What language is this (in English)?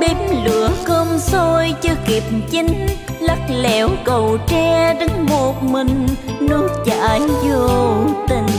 Vietnamese